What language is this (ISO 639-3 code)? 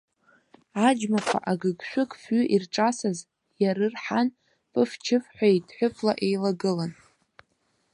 abk